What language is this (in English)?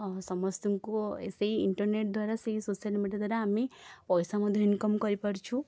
Odia